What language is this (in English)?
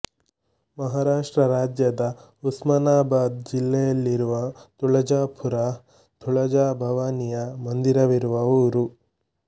Kannada